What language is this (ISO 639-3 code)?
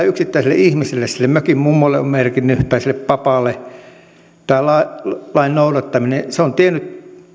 fin